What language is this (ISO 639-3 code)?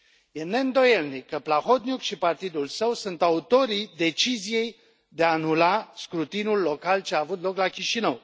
ron